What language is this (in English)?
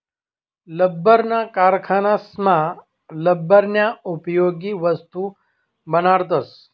Marathi